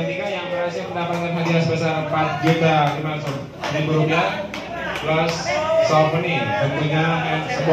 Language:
Indonesian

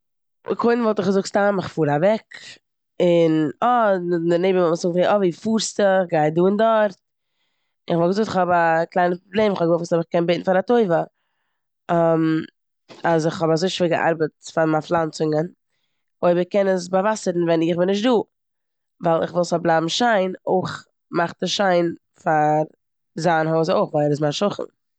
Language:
Yiddish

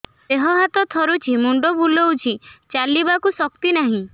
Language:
Odia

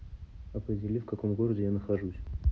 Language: Russian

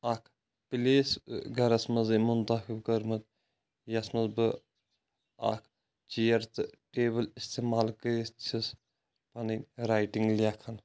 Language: Kashmiri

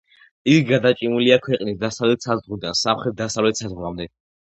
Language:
Georgian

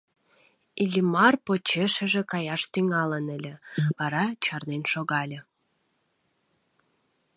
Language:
Mari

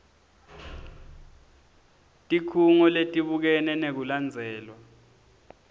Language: Swati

